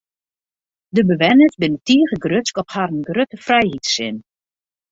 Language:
Western Frisian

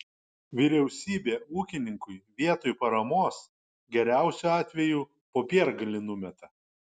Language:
Lithuanian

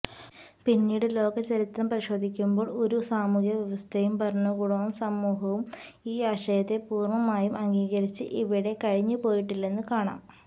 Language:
Malayalam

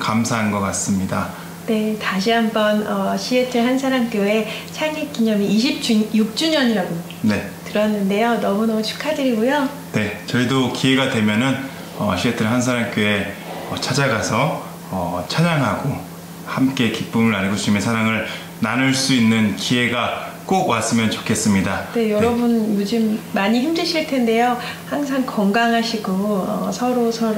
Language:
Korean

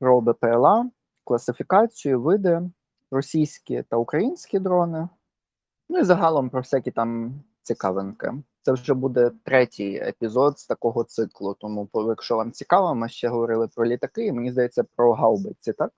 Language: Ukrainian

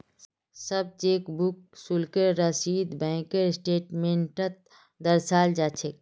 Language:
Magahi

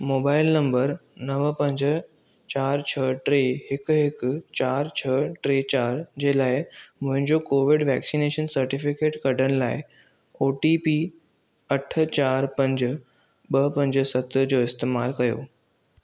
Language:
Sindhi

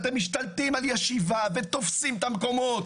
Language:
Hebrew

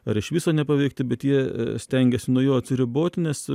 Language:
Lithuanian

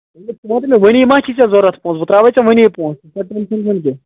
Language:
Kashmiri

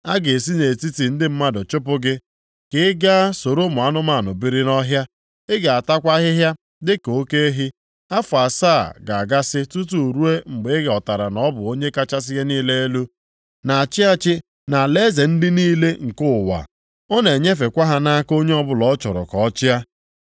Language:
Igbo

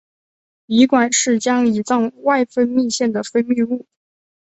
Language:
Chinese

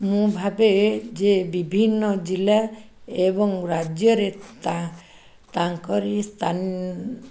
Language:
Odia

